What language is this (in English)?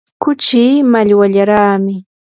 Yanahuanca Pasco Quechua